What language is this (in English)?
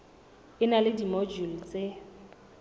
Southern Sotho